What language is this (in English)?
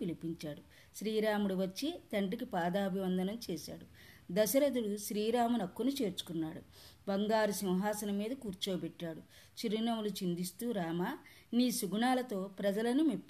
Telugu